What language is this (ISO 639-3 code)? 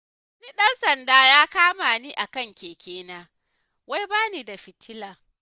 hau